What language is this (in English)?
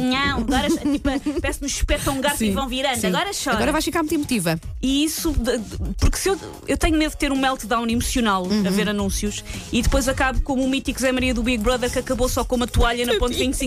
Portuguese